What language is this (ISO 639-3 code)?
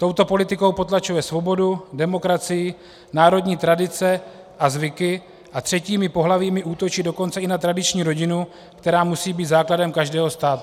ces